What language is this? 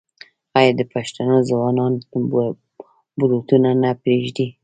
Pashto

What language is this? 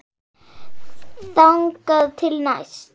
Icelandic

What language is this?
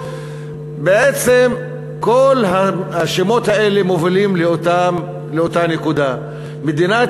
Hebrew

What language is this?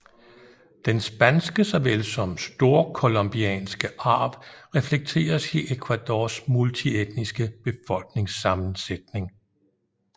Danish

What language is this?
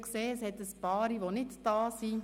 Swiss German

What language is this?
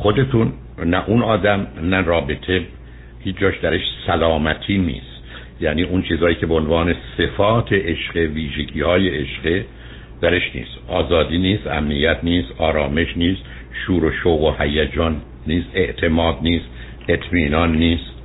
Persian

